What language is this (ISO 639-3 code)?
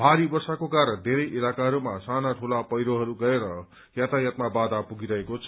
nep